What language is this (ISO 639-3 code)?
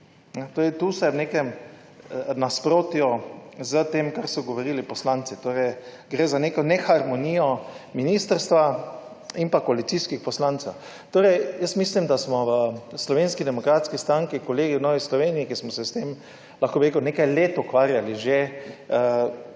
slv